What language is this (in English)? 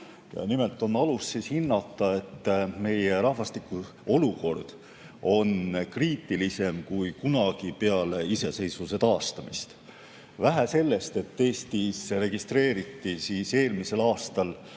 Estonian